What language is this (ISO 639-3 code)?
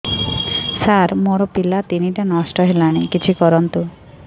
ori